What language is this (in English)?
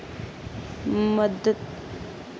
Dogri